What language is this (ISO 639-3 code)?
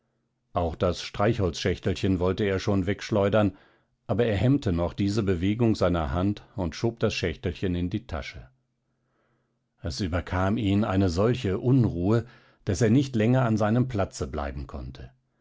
deu